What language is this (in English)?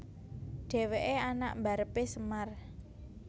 Javanese